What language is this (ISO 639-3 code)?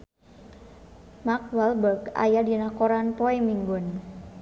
sun